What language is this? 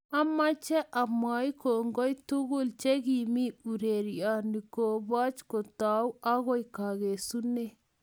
Kalenjin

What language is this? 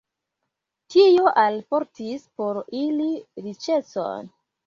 Esperanto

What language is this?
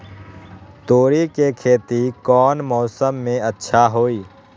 Magahi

